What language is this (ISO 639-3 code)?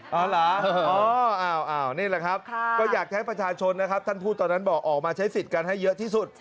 tha